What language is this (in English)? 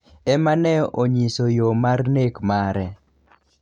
Luo (Kenya and Tanzania)